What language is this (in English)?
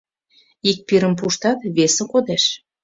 Mari